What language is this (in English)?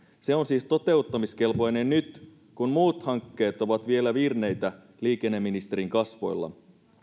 Finnish